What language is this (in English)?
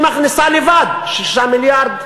Hebrew